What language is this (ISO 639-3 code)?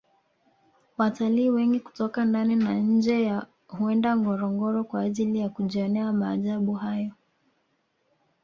swa